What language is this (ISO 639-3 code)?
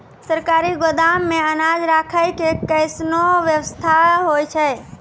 mai